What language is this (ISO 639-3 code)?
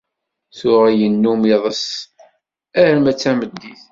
kab